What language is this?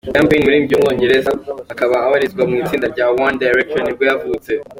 Kinyarwanda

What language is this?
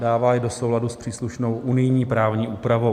Czech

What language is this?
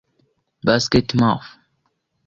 Kinyarwanda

